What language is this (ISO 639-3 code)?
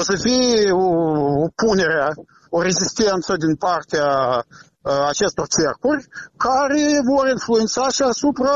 ron